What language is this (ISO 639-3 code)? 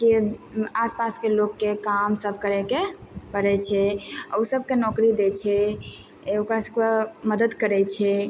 mai